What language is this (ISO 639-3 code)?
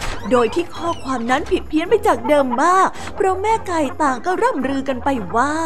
tha